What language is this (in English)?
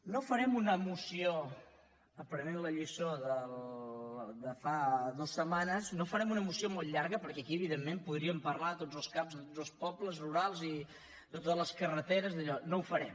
Catalan